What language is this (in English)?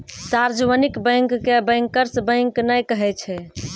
Maithili